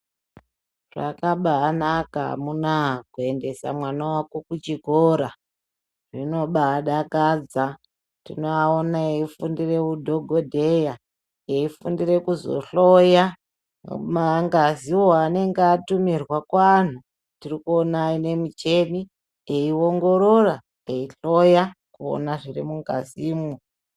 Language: Ndau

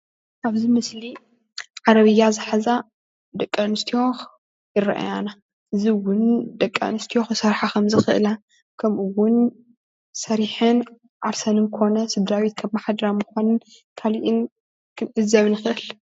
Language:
Tigrinya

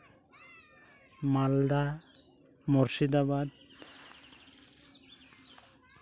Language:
Santali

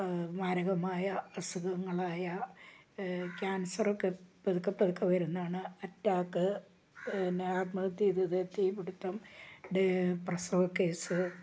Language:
Malayalam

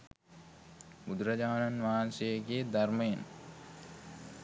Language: Sinhala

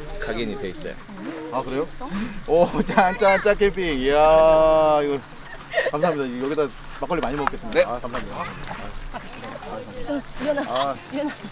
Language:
Korean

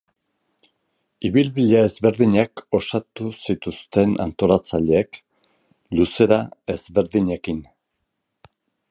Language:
Basque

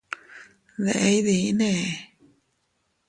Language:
Teutila Cuicatec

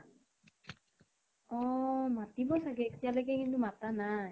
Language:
Assamese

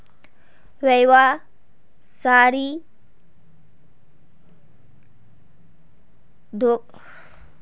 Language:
Magahi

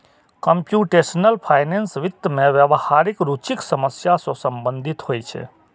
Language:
Maithili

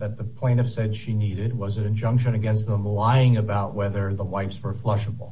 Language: English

